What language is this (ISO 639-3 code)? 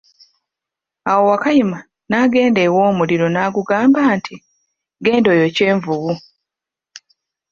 lug